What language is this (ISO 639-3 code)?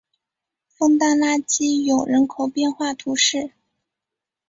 zho